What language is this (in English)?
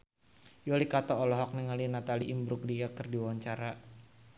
Sundanese